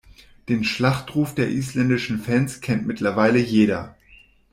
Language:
German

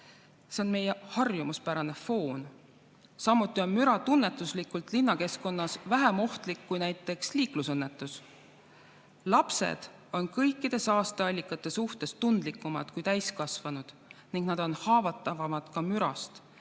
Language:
Estonian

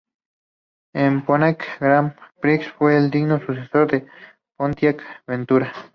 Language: Spanish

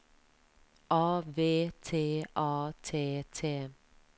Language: Norwegian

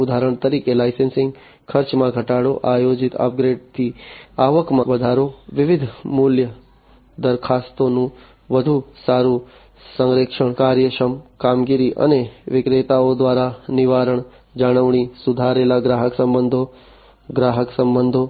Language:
Gujarati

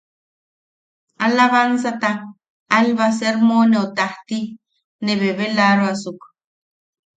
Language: Yaqui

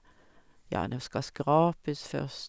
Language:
Norwegian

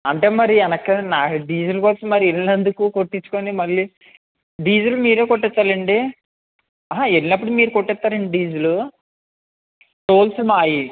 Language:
Telugu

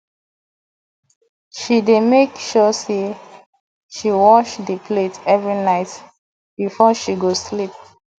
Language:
Nigerian Pidgin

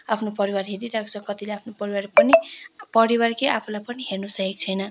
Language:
Nepali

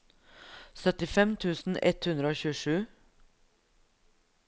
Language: Norwegian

